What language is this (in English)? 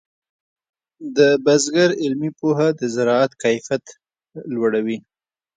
Pashto